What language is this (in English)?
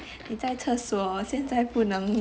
English